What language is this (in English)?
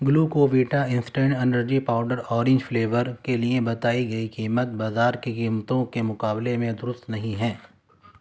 Urdu